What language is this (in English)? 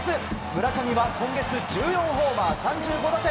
Japanese